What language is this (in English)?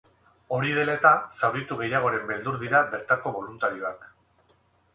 Basque